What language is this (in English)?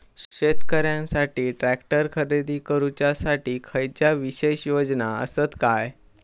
Marathi